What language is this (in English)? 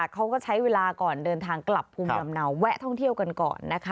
Thai